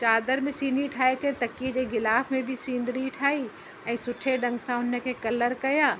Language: Sindhi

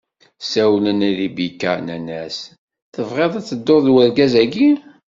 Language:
Kabyle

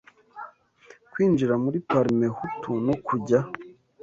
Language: Kinyarwanda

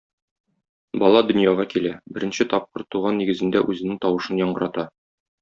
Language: Tatar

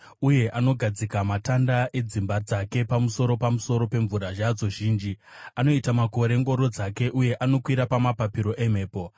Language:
Shona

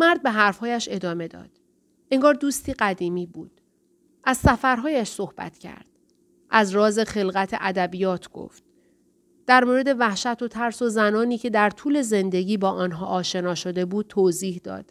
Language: Persian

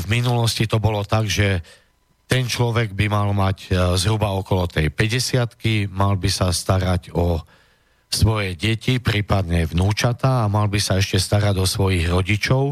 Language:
Slovak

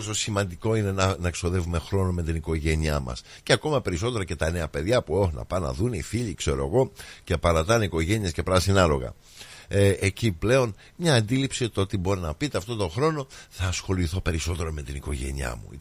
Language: Greek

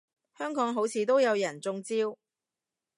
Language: Cantonese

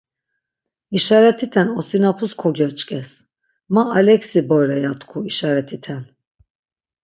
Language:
Laz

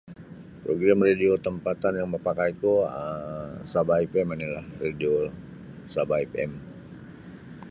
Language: Sabah Bisaya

